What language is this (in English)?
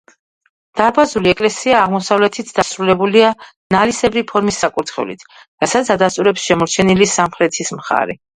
Georgian